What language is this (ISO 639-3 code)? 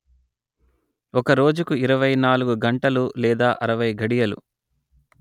tel